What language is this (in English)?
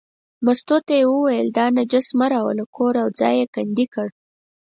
Pashto